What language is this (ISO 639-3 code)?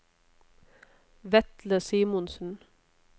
nor